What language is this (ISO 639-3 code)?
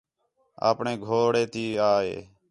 xhe